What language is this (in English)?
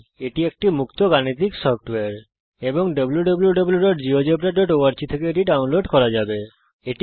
Bangla